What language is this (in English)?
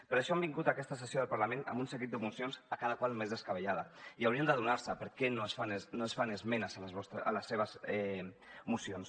Catalan